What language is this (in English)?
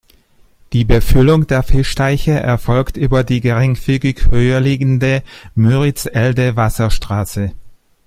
German